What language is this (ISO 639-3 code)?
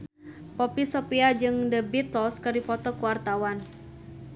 sun